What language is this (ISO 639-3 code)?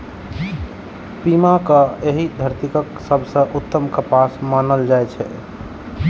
mai